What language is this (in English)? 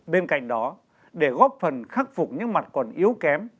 Vietnamese